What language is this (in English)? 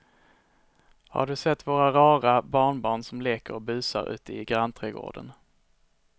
Swedish